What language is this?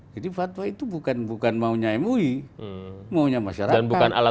Indonesian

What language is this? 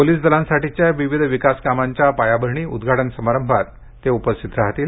Marathi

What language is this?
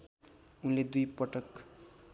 Nepali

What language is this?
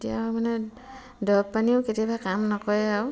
Assamese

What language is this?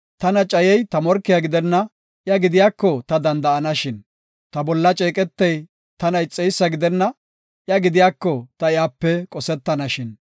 Gofa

